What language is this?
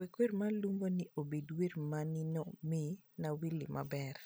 Luo (Kenya and Tanzania)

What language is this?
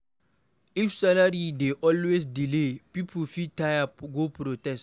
Nigerian Pidgin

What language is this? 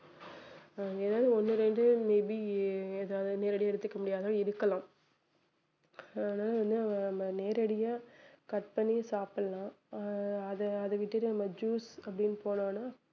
Tamil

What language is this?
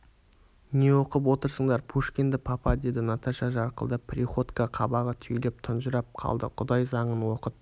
Kazakh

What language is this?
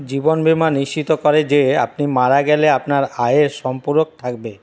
Bangla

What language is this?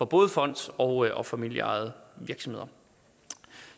Danish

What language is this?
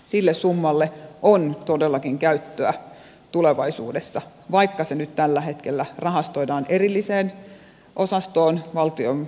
Finnish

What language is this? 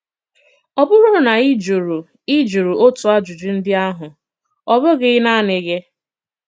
Igbo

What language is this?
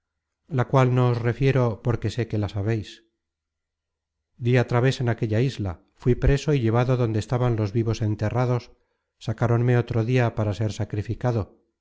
Spanish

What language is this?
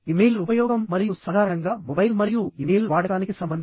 Telugu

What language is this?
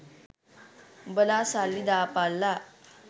Sinhala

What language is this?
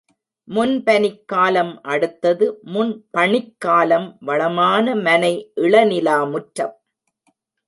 Tamil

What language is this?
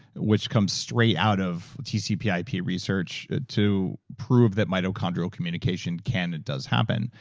English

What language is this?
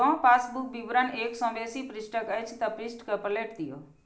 Maithili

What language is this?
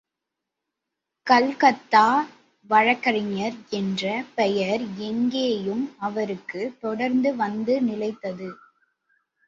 Tamil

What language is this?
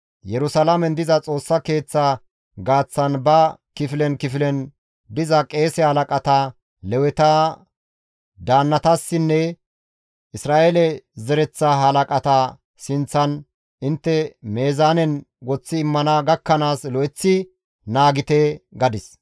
Gamo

